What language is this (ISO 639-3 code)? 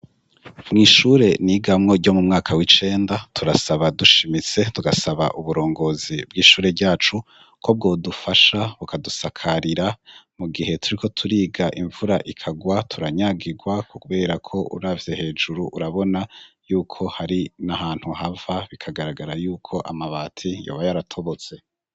run